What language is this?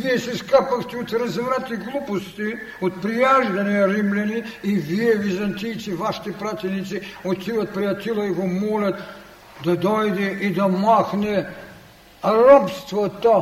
Bulgarian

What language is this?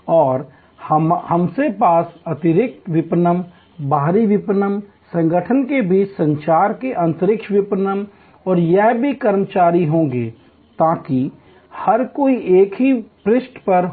Hindi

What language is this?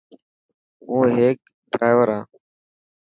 Dhatki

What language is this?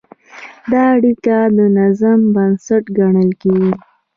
Pashto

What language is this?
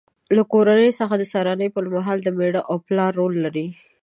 Pashto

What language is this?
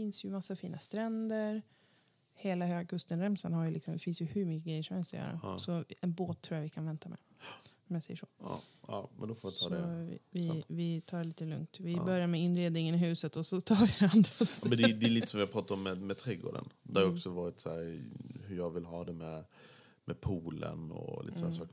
Swedish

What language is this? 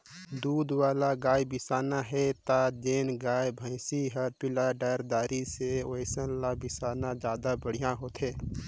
Chhattisgarhi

